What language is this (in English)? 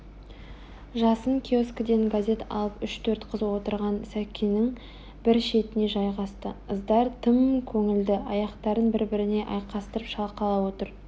Kazakh